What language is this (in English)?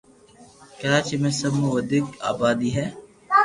Loarki